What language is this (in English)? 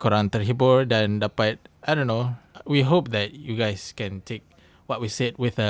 Malay